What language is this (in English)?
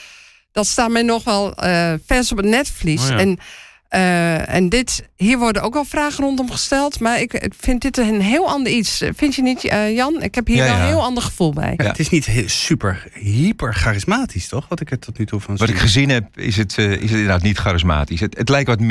Dutch